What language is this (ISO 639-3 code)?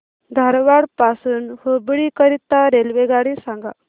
mar